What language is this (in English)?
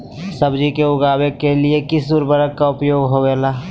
Magahi